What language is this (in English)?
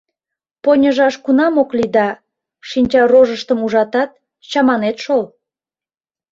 Mari